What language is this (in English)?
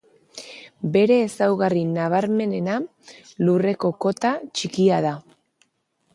Basque